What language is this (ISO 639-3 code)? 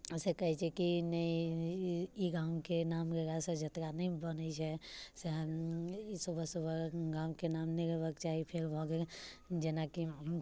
mai